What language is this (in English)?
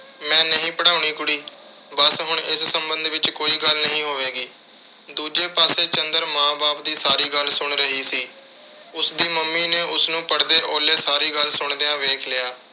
Punjabi